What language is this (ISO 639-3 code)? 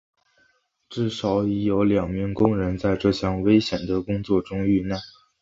zho